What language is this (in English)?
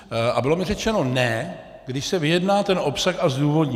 Czech